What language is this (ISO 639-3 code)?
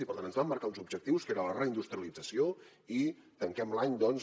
cat